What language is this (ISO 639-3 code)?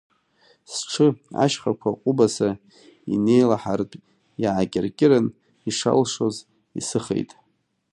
abk